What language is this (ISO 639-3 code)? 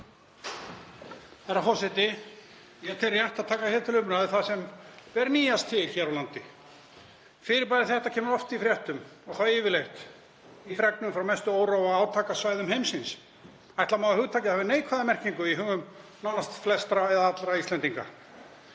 isl